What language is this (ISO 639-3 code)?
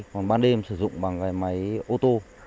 vie